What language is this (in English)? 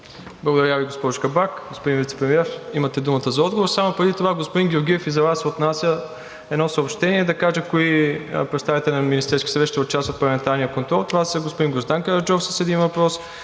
Bulgarian